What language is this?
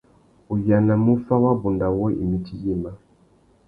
Tuki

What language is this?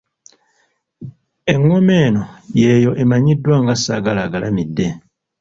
Ganda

